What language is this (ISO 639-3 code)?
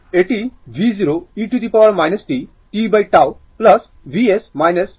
ben